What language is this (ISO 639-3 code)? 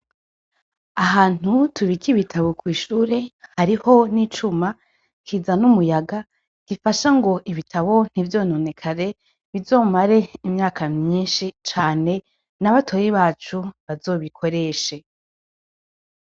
run